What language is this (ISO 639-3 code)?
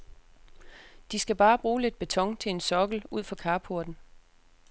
dan